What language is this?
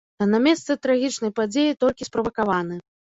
Belarusian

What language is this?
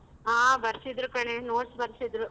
Kannada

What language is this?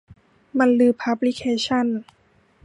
Thai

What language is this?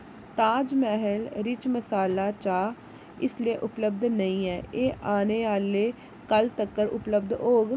Dogri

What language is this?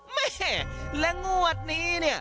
Thai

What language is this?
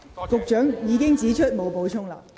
Cantonese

